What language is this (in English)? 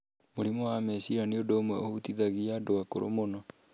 Kikuyu